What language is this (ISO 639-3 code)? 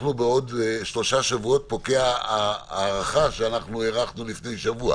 heb